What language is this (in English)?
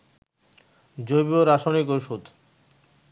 Bangla